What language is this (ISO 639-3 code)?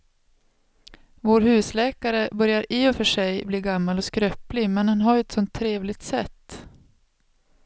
swe